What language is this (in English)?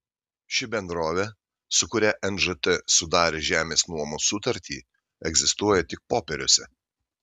Lithuanian